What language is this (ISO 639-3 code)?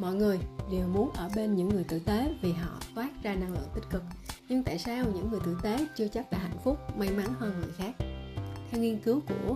vie